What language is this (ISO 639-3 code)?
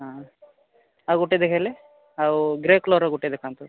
ori